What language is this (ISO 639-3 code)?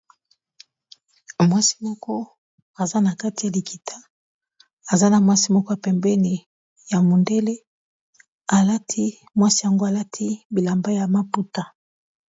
lin